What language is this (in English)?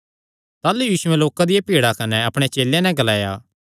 Kangri